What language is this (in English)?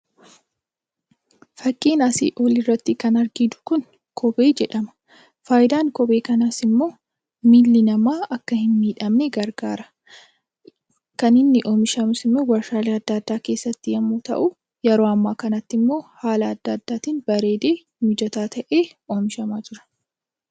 Oromo